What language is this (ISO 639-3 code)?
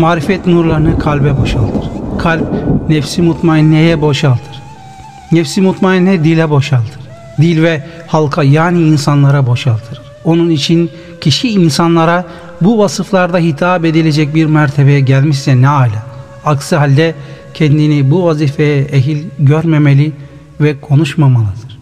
tur